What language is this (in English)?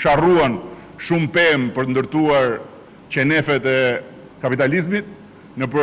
Romanian